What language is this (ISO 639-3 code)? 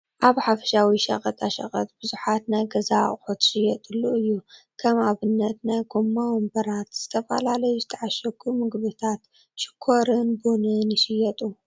tir